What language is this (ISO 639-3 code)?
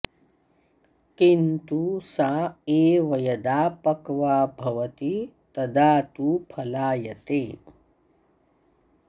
san